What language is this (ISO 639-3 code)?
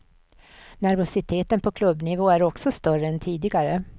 swe